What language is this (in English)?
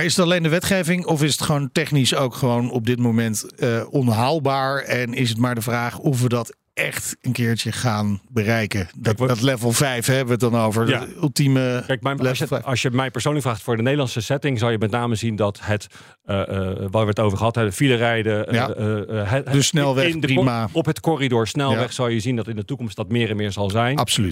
Dutch